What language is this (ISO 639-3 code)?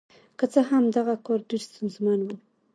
pus